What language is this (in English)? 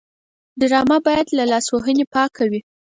Pashto